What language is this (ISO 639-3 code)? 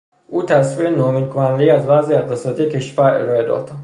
fas